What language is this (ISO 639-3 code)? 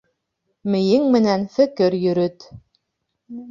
bak